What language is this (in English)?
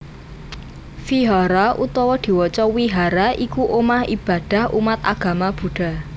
Javanese